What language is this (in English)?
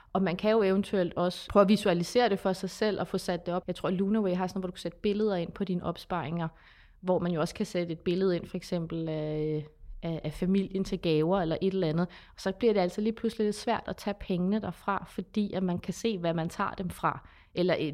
Danish